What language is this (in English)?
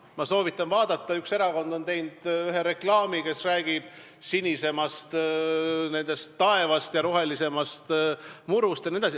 Estonian